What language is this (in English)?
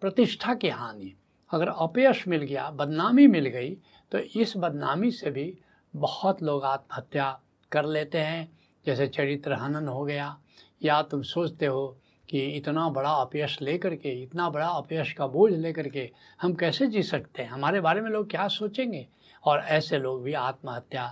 Hindi